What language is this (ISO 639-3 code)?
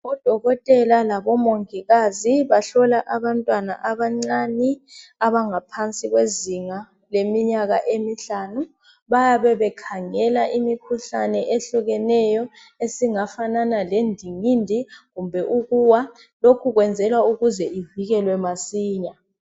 nde